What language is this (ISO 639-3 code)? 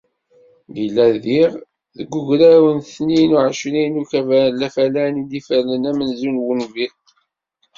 kab